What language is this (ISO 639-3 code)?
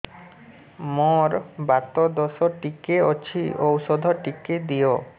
ori